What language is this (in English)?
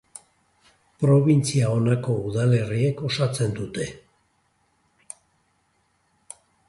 Basque